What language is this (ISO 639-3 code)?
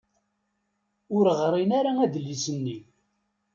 kab